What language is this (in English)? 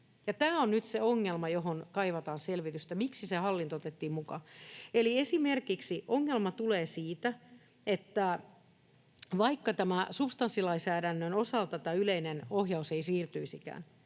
Finnish